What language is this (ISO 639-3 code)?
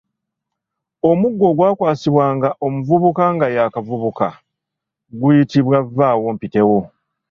lug